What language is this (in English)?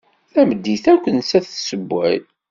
Kabyle